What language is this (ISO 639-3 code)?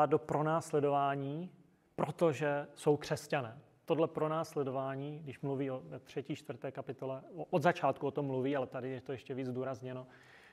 ces